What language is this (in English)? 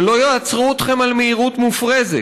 Hebrew